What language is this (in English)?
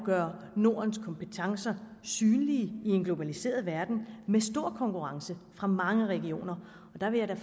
Danish